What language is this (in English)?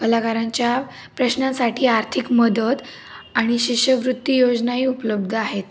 Marathi